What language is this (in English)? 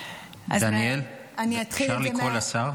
Hebrew